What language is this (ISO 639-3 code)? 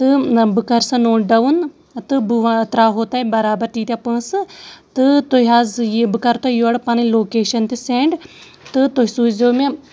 kas